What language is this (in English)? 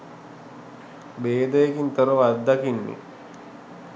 Sinhala